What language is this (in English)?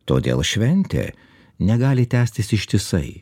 Lithuanian